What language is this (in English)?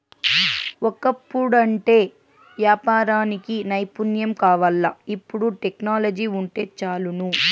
Telugu